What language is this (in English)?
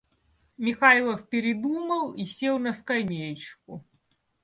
Russian